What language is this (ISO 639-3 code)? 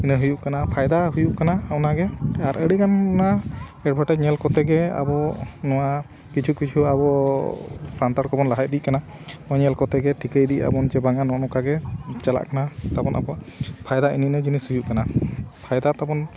sat